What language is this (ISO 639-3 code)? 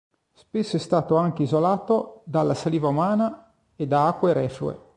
ita